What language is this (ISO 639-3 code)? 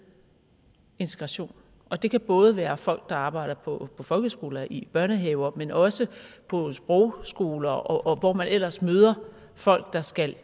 dan